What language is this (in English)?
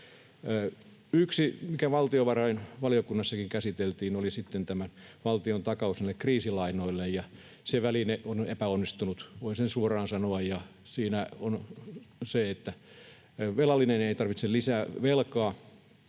Finnish